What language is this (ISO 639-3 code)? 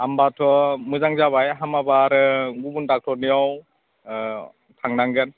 brx